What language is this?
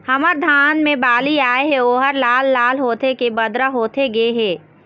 Chhattisgarhi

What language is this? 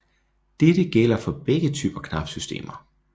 Danish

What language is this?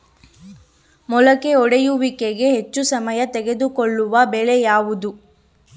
Kannada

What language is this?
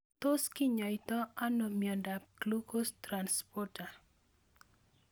Kalenjin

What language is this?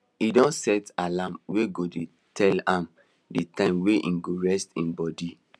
Nigerian Pidgin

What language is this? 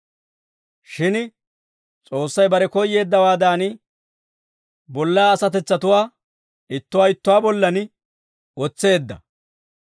Dawro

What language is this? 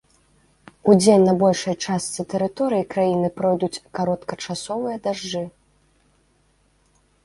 Belarusian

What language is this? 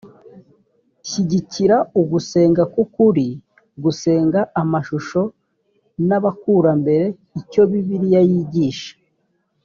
Kinyarwanda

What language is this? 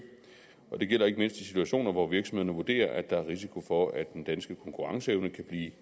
Danish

